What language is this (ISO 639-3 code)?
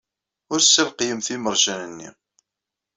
kab